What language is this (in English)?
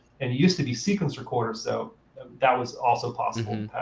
English